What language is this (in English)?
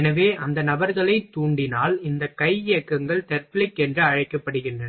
Tamil